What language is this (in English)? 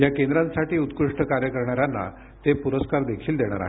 Marathi